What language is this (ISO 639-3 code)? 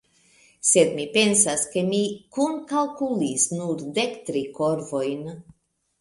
epo